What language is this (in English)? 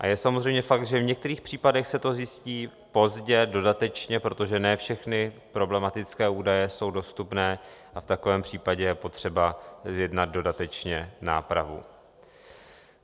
Czech